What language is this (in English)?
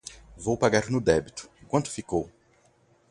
Portuguese